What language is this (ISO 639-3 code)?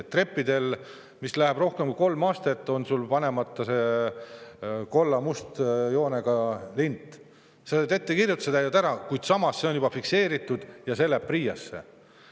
est